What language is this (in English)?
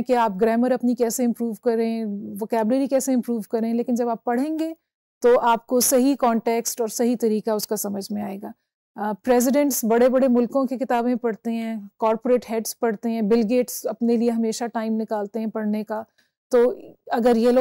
Hindi